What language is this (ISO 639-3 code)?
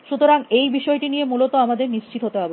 ben